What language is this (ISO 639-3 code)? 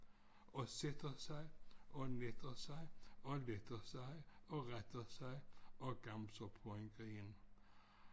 dan